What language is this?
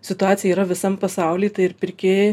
Lithuanian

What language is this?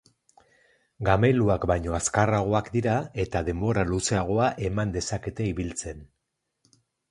Basque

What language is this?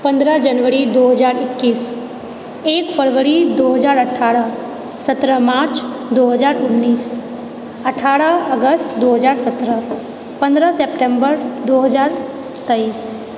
Maithili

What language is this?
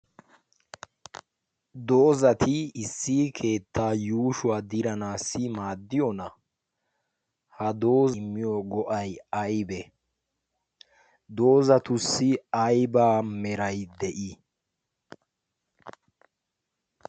Wolaytta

